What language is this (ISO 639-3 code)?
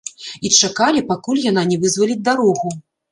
bel